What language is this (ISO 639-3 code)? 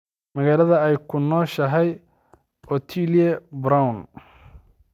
som